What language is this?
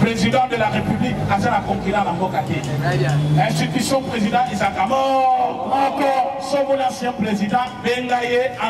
French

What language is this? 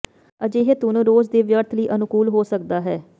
Punjabi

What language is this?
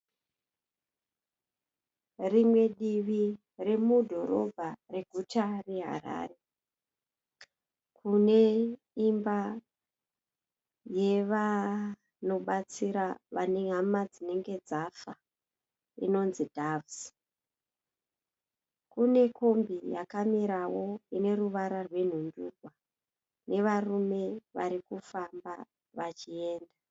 Shona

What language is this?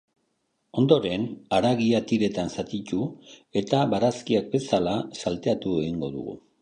Basque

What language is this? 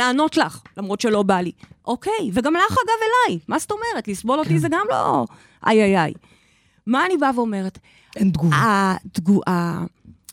Hebrew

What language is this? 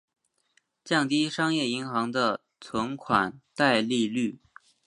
Chinese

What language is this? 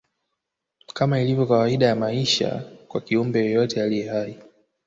Swahili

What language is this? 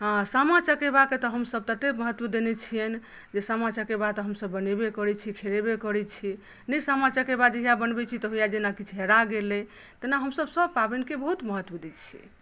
Maithili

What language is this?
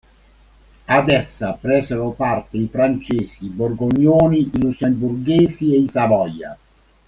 Italian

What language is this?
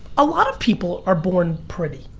English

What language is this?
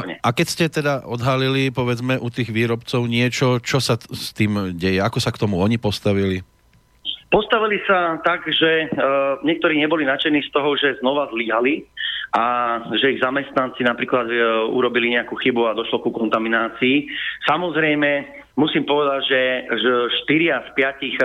Slovak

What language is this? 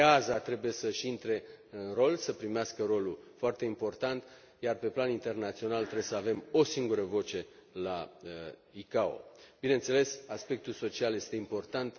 Romanian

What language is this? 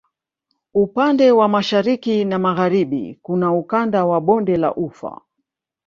Swahili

